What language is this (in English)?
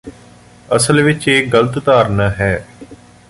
Punjabi